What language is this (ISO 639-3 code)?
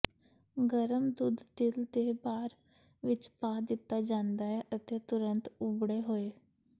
pan